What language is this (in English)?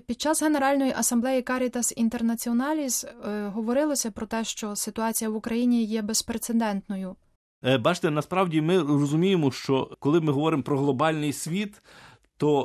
Ukrainian